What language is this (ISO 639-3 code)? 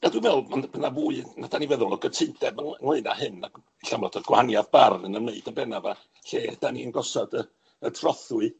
cym